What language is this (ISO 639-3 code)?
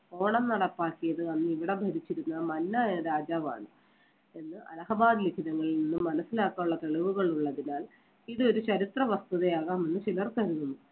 mal